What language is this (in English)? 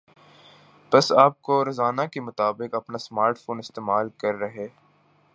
Urdu